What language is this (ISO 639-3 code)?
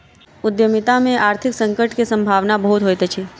mai